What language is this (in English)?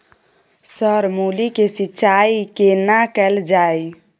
Maithili